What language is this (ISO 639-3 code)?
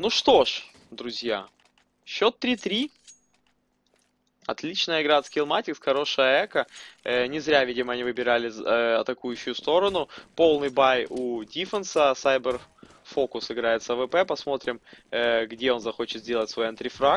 rus